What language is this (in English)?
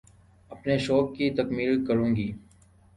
Urdu